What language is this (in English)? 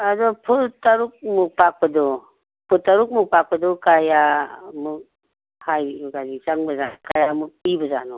Manipuri